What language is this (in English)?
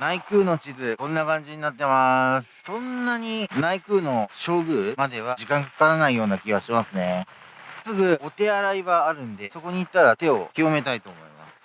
Japanese